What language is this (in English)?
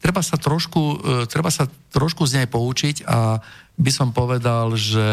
Slovak